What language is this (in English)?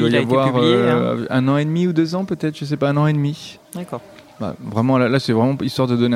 French